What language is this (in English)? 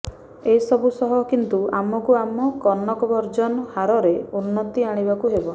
Odia